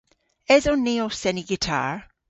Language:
Cornish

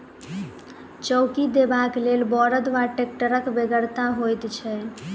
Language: Maithili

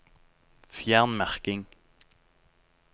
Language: Norwegian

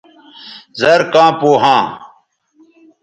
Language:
Bateri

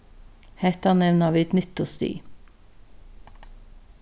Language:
Faroese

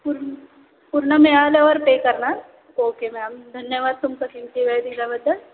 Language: Marathi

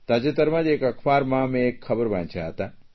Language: Gujarati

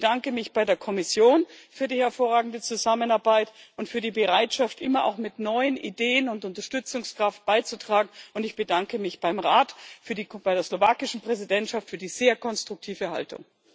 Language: German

